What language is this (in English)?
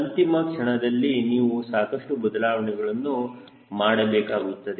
Kannada